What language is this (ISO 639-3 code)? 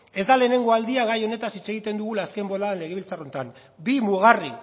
eus